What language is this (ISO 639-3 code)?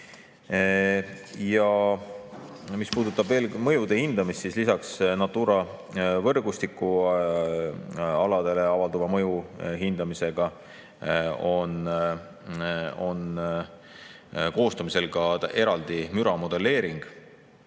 est